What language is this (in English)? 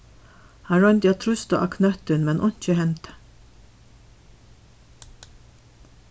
Faroese